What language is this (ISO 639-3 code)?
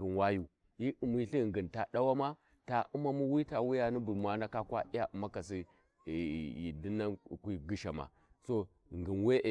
wji